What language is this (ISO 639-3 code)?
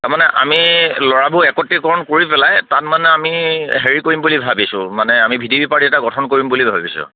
asm